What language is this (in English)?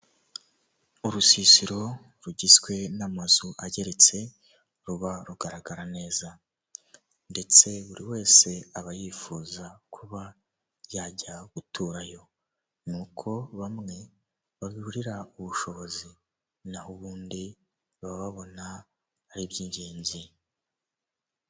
Kinyarwanda